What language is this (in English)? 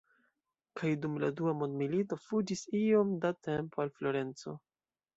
Esperanto